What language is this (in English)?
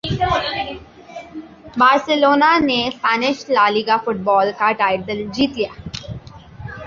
Urdu